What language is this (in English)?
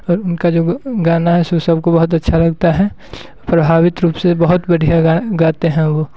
Hindi